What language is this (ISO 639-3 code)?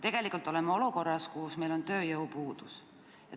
est